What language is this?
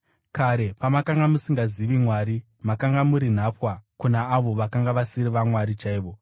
Shona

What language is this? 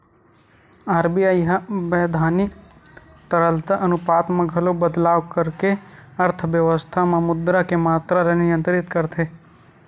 Chhattisgarhi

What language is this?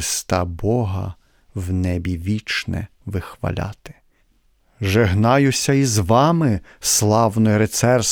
Ukrainian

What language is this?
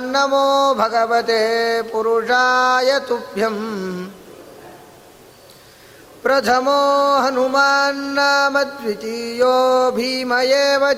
Kannada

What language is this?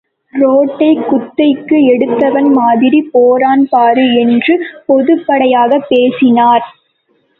Tamil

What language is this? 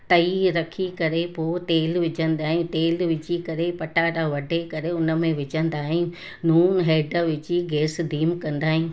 Sindhi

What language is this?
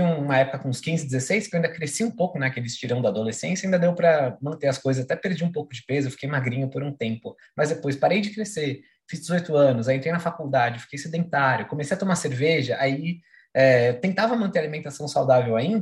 Portuguese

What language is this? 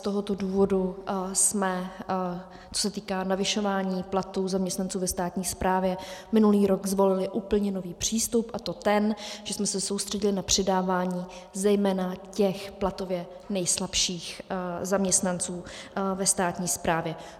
Czech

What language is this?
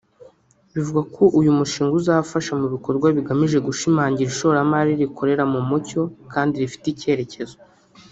Kinyarwanda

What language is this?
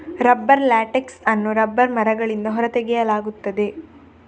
Kannada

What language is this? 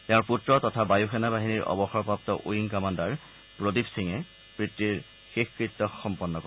Assamese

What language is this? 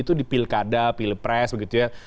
Indonesian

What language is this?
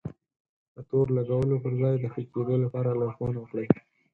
Pashto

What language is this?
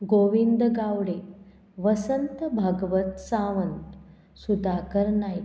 Konkani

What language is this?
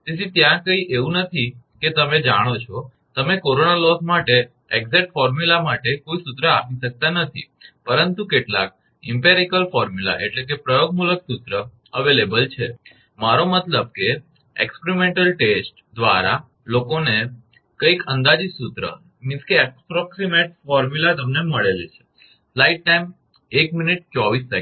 Gujarati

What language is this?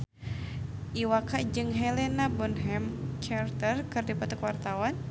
Sundanese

